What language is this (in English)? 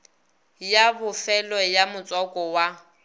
Northern Sotho